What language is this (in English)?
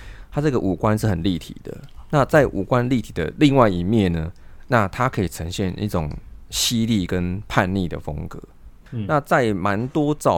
Chinese